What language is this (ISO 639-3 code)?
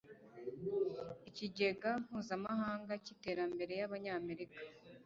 kin